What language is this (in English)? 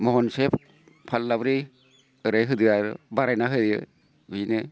Bodo